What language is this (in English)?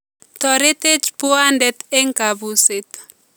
Kalenjin